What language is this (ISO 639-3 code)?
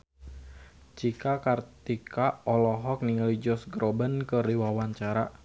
sun